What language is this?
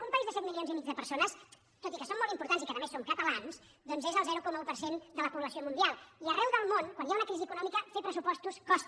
Catalan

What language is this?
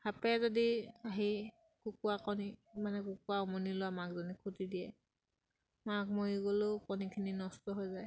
Assamese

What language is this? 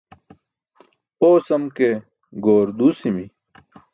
Burushaski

